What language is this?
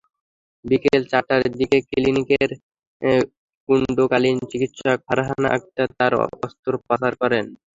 Bangla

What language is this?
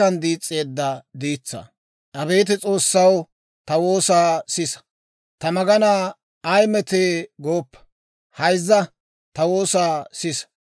Dawro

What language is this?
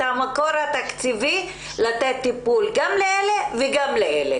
Hebrew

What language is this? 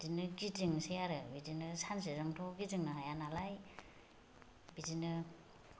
Bodo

